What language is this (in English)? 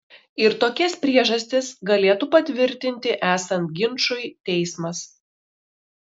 Lithuanian